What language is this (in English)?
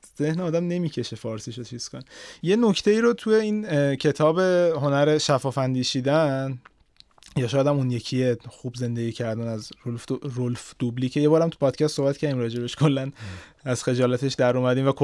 Persian